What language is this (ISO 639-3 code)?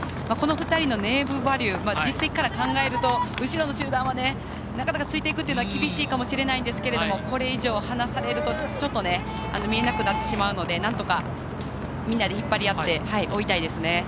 jpn